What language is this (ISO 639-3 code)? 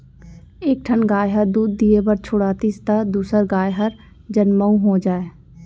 hne